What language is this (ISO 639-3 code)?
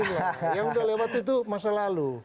ind